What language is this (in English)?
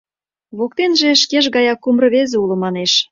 Mari